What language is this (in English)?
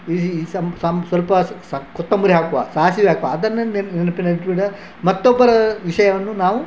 Kannada